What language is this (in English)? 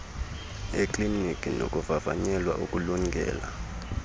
Xhosa